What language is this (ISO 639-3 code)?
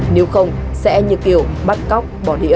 vie